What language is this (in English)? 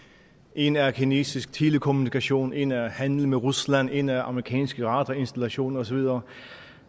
Danish